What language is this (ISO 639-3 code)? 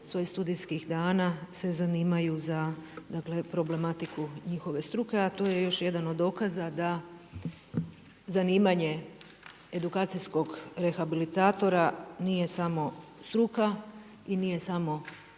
hrv